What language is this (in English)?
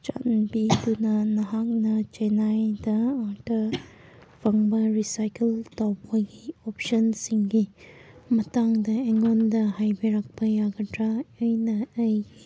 Manipuri